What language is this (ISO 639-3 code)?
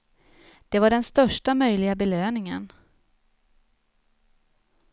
swe